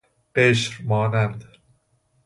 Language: Persian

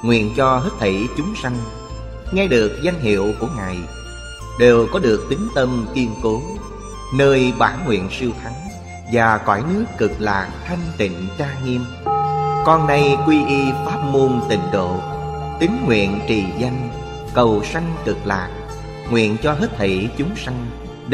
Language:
Vietnamese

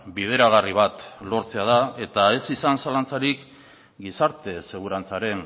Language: Basque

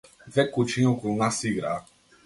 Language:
Macedonian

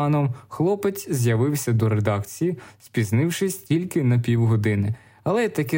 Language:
Ukrainian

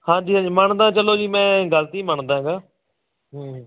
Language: Punjabi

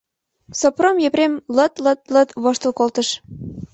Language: Mari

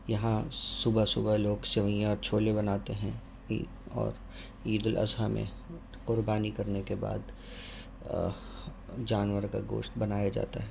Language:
Urdu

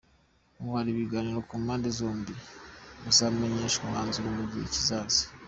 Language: Kinyarwanda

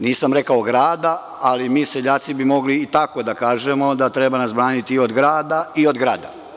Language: Serbian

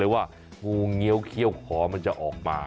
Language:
Thai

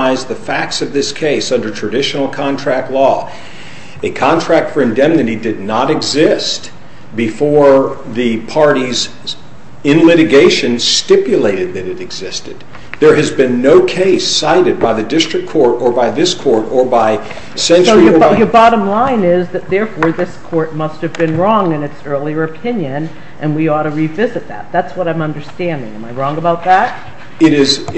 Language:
English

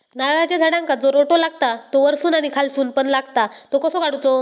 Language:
Marathi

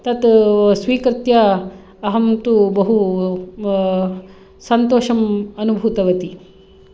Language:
Sanskrit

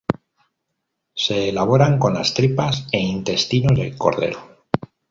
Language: Spanish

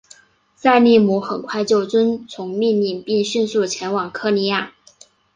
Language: Chinese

